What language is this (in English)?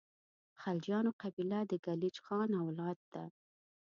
Pashto